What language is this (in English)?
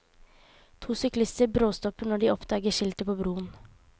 Norwegian